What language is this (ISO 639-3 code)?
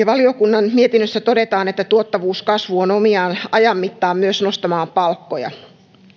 fin